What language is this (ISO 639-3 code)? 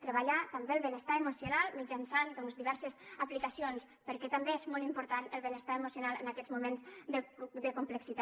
cat